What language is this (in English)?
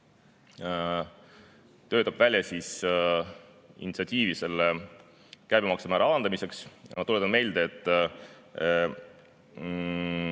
Estonian